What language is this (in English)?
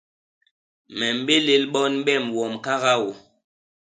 Basaa